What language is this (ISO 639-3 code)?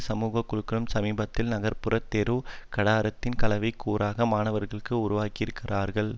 tam